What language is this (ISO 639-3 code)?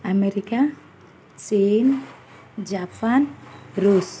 ori